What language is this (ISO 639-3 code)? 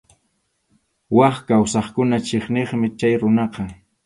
qxu